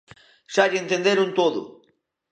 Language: Galician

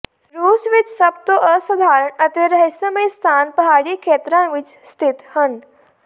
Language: Punjabi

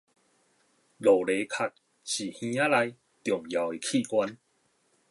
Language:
Min Nan Chinese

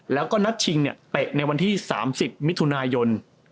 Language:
Thai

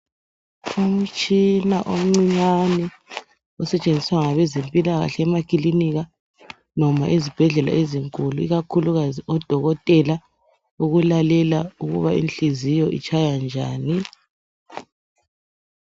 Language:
North Ndebele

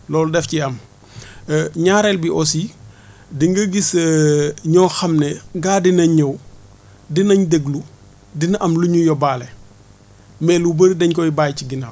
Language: Wolof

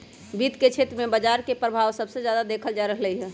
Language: Magahi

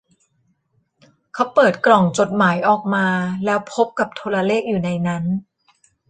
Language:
Thai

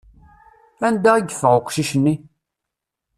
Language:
Kabyle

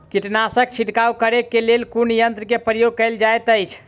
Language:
Maithili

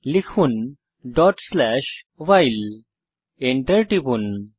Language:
Bangla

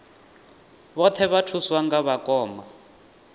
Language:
Venda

